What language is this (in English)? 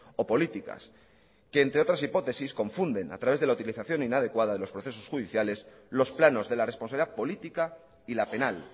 Spanish